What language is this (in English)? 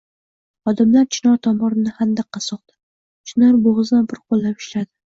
Uzbek